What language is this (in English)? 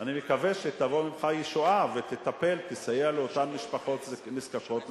Hebrew